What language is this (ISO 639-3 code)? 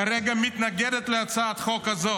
heb